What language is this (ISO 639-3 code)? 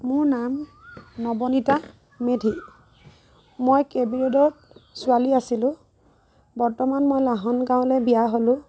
asm